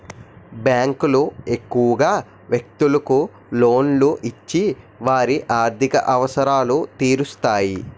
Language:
Telugu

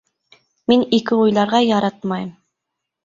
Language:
Bashkir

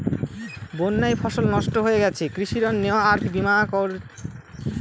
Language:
Bangla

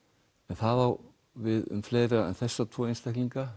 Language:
Icelandic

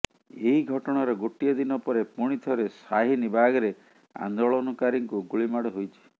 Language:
Odia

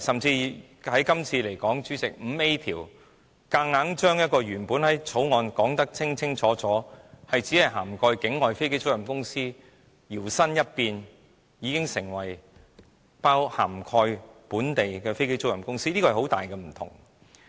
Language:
Cantonese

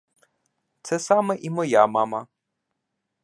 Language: Ukrainian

